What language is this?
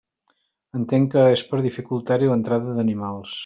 Catalan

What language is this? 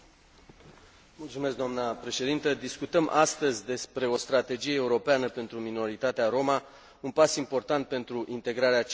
Romanian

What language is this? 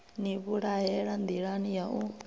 Venda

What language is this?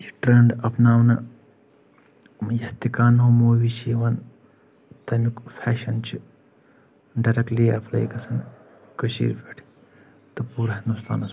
Kashmiri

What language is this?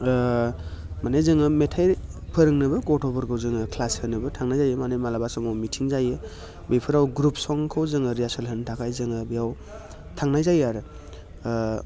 Bodo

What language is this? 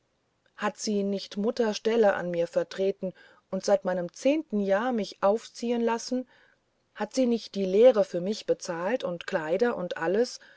German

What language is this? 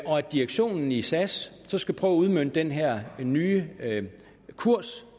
Danish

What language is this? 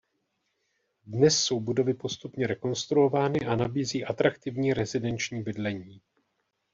Czech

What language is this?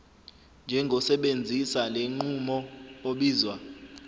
Zulu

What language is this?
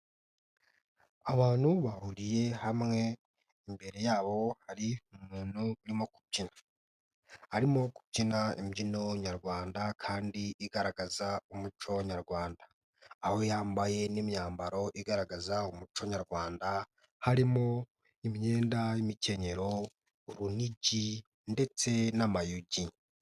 Kinyarwanda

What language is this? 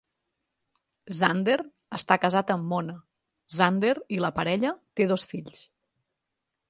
Catalan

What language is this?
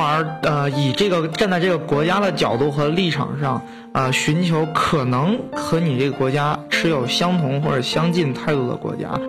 Chinese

